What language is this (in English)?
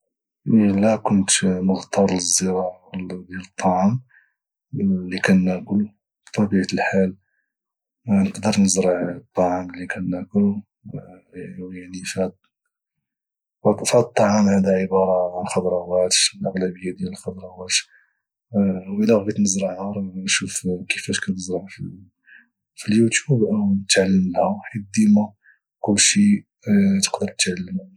Moroccan Arabic